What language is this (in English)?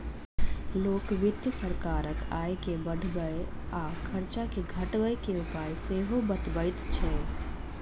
Maithili